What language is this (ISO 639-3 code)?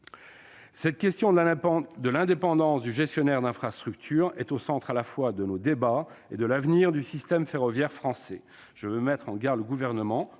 fra